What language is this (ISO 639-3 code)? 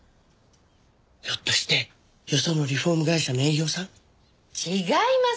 jpn